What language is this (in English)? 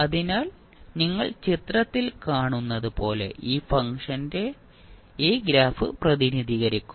Malayalam